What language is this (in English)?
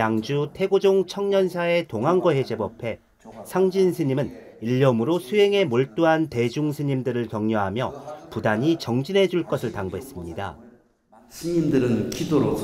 Korean